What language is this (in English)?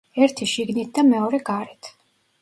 Georgian